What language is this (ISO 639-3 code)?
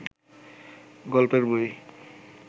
ben